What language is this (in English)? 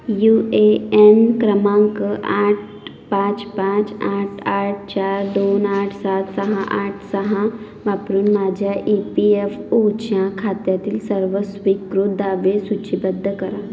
Marathi